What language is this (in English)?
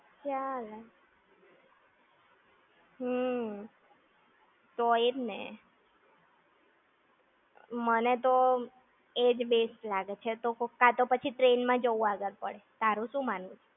Gujarati